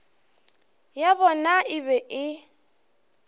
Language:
Northern Sotho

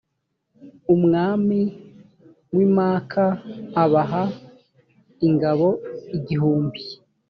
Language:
Kinyarwanda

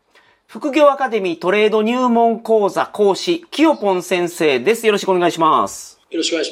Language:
Japanese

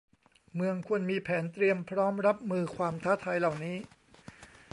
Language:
Thai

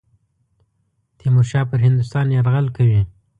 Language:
Pashto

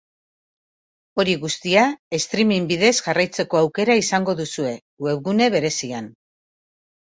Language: Basque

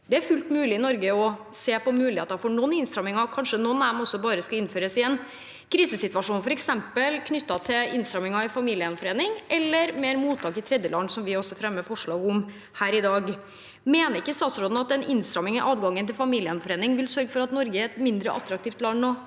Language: Norwegian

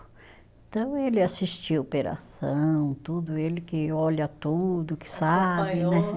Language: Portuguese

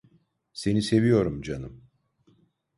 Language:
Turkish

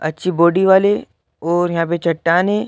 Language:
Hindi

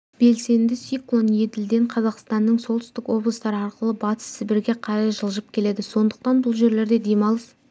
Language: Kazakh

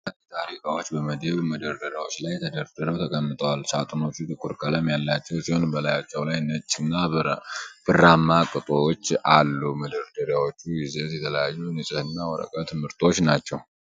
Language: Amharic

